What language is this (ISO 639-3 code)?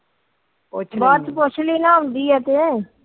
pan